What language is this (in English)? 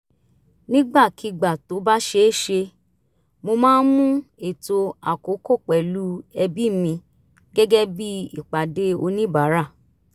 Yoruba